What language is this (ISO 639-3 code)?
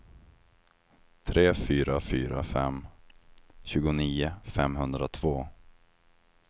swe